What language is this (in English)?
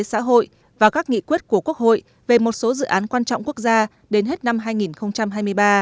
Vietnamese